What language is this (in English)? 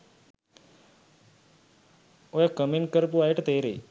Sinhala